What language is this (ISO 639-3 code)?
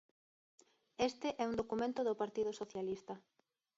glg